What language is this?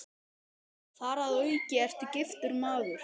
Icelandic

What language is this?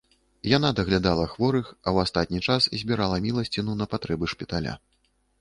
Belarusian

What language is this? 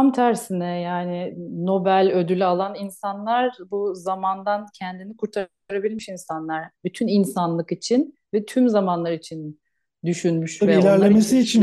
Turkish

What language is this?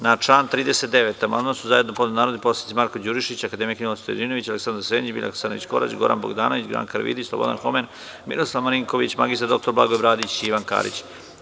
Serbian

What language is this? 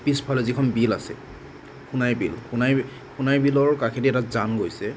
Assamese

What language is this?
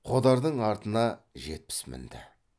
Kazakh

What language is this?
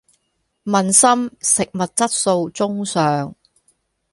Cantonese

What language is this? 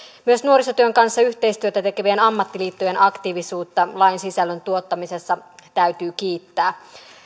Finnish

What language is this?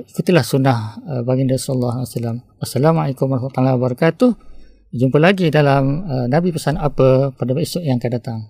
Malay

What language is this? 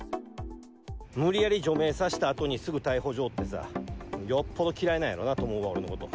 Japanese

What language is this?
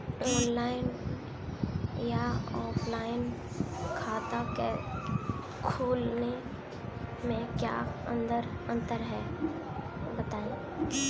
Hindi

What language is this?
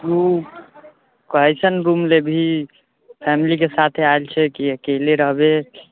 Maithili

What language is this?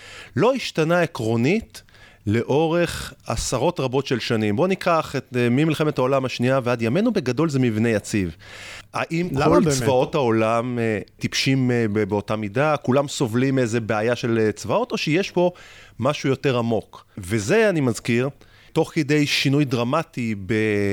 Hebrew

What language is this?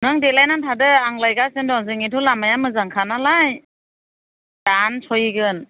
Bodo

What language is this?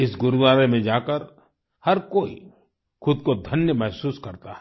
Hindi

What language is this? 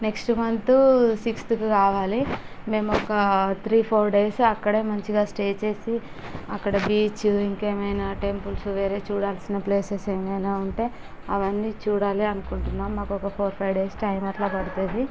Telugu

